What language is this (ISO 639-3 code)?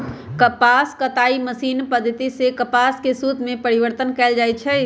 mag